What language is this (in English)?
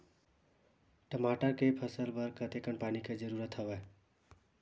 Chhattisgarhi